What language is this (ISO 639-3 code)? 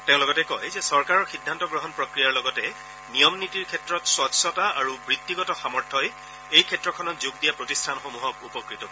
asm